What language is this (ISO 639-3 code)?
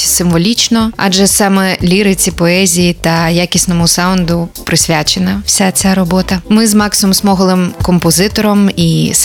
ukr